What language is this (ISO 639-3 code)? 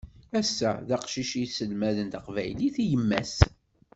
kab